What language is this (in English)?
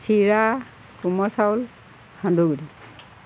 Assamese